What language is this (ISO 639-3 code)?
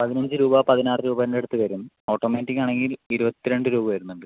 mal